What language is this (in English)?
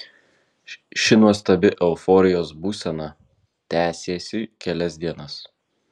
Lithuanian